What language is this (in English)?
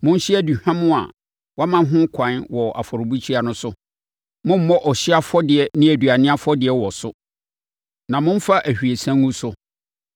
Akan